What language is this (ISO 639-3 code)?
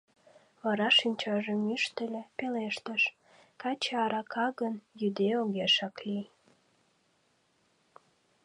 chm